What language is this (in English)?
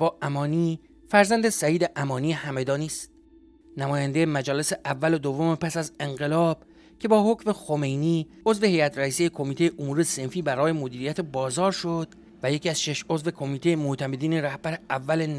Persian